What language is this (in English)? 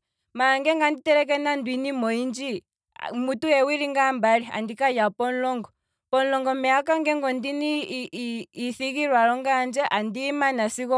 Kwambi